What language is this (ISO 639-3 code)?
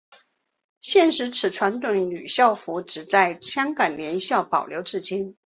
zho